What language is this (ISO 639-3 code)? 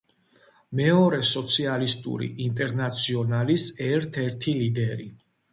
kat